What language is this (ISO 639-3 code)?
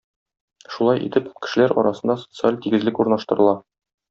tat